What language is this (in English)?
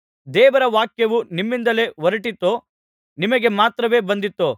Kannada